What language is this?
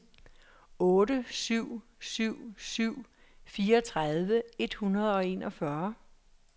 Danish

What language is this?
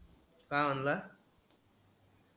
Marathi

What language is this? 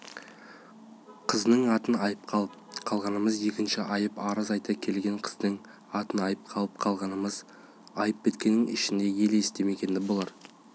Kazakh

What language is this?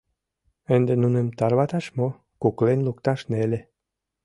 Mari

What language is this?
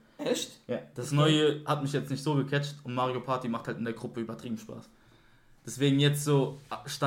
German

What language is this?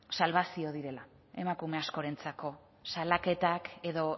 Basque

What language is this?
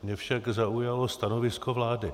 Czech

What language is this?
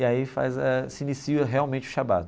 Portuguese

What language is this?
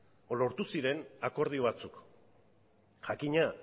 Basque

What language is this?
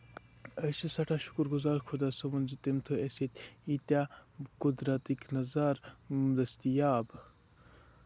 Kashmiri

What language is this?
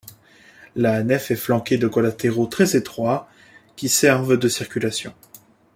French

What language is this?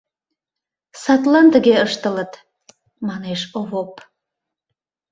Mari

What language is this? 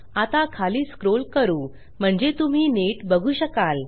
Marathi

